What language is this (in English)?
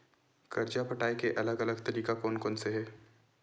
Chhattisgarhi